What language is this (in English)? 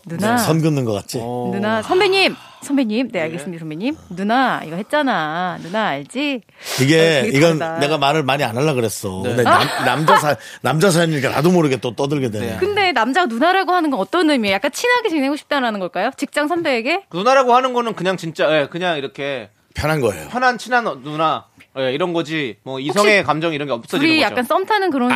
Korean